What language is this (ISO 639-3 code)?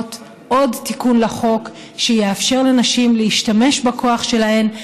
heb